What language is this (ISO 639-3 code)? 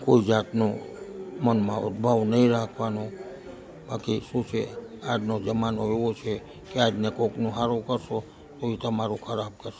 guj